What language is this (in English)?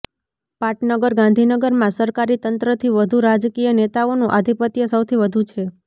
Gujarati